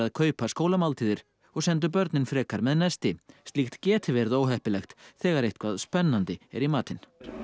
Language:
Icelandic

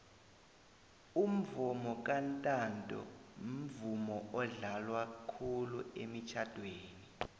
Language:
South Ndebele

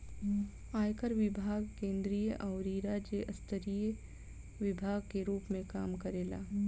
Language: Bhojpuri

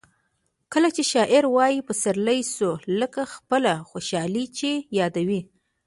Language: Pashto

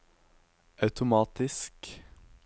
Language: Norwegian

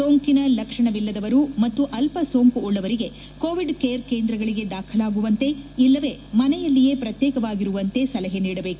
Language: Kannada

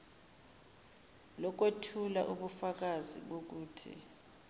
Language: Zulu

